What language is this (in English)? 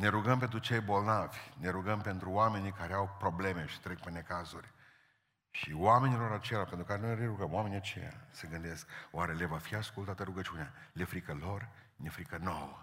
Romanian